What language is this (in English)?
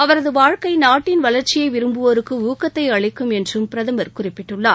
Tamil